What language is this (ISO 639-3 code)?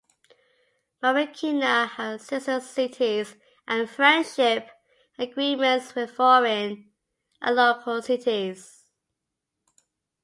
eng